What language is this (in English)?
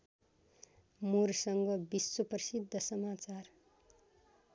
Nepali